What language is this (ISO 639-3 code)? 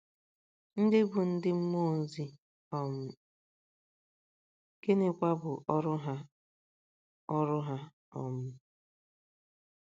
ibo